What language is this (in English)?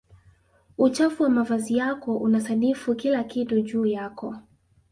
Swahili